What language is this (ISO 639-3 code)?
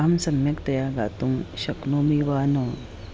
san